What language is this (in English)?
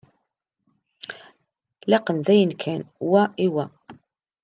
Kabyle